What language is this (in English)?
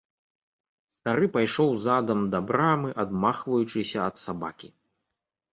Belarusian